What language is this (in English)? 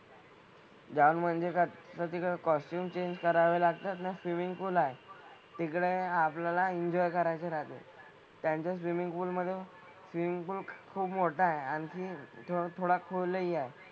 Marathi